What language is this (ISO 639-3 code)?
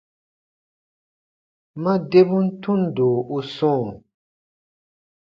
bba